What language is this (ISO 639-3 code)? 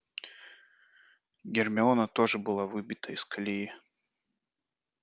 rus